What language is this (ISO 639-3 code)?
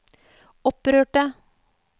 nor